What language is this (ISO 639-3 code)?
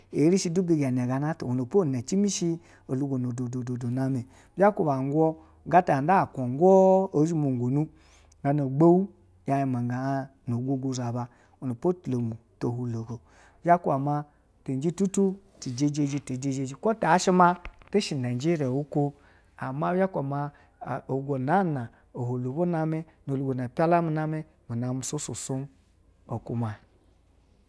bzw